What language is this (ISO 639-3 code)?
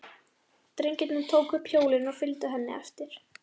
isl